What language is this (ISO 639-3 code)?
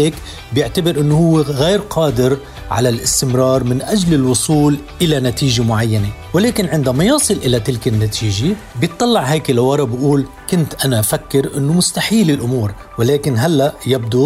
ara